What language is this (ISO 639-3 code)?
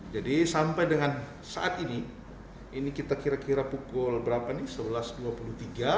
ind